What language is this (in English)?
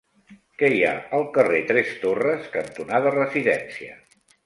Catalan